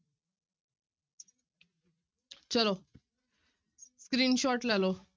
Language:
Punjabi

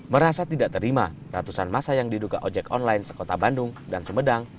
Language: Indonesian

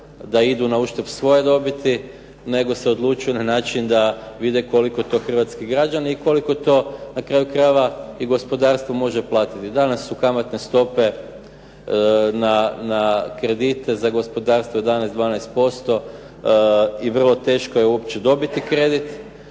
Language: Croatian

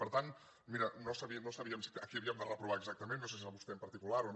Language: Catalan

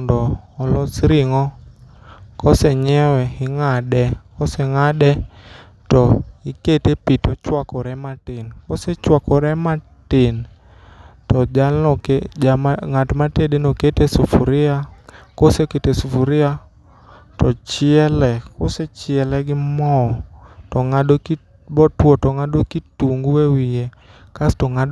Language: Luo (Kenya and Tanzania)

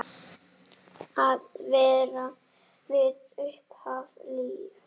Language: Icelandic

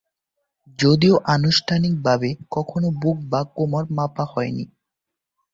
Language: Bangla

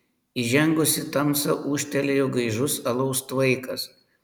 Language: Lithuanian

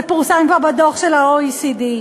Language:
Hebrew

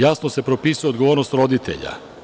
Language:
Serbian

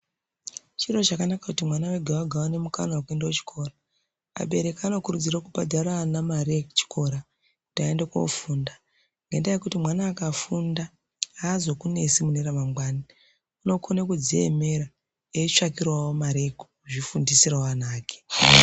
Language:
Ndau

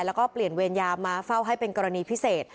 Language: Thai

